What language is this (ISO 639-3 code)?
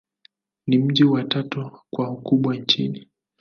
swa